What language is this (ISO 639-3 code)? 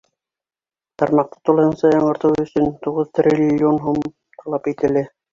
bak